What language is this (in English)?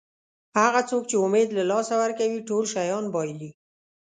Pashto